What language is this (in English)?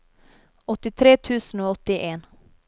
Norwegian